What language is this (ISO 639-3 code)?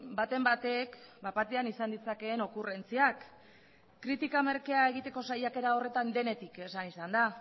eus